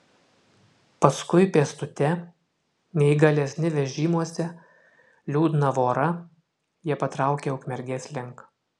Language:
Lithuanian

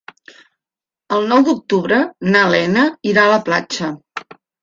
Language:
Catalan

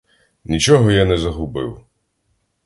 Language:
Ukrainian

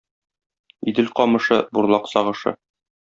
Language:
Tatar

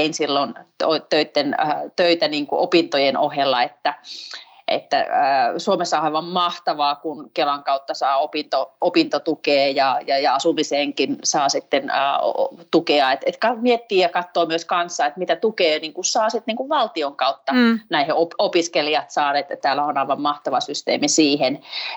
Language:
Finnish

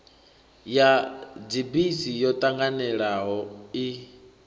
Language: Venda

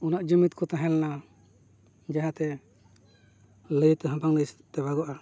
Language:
Santali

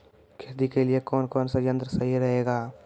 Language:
Maithili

